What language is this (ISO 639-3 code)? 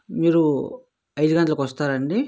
tel